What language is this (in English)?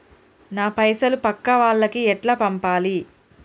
Telugu